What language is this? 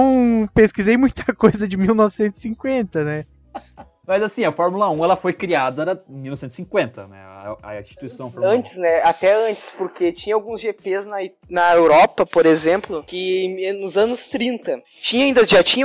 Portuguese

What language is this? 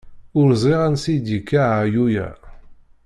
Kabyle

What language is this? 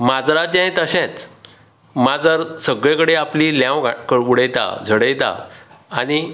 Konkani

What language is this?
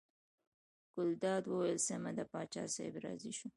Pashto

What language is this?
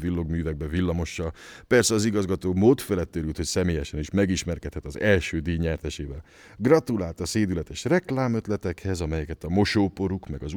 Hungarian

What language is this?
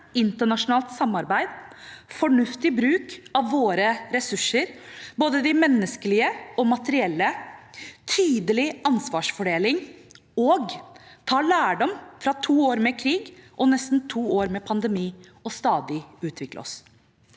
Norwegian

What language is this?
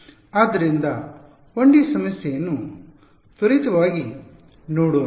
Kannada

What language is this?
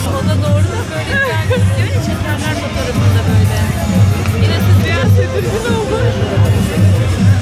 Turkish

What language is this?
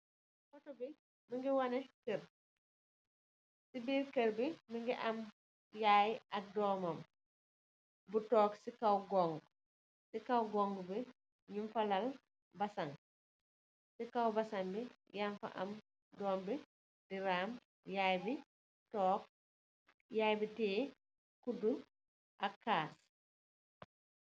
Wolof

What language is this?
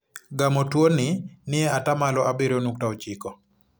Luo (Kenya and Tanzania)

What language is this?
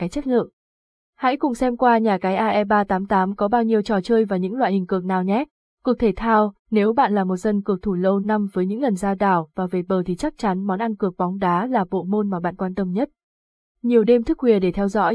Vietnamese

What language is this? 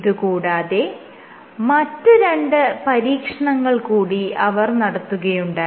Malayalam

